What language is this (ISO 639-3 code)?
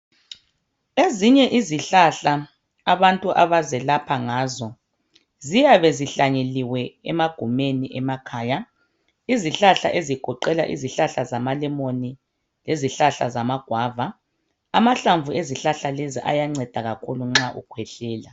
nde